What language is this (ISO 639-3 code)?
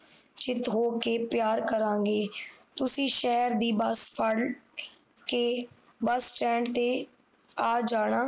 pan